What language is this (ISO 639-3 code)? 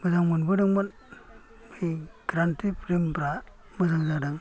brx